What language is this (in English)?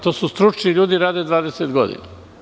Serbian